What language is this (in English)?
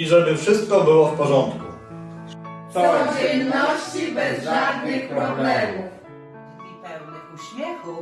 Polish